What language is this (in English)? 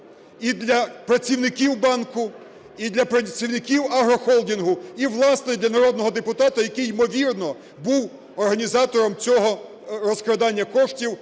Ukrainian